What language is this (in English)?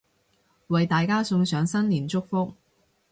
Cantonese